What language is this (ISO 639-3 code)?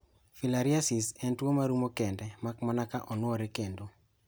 luo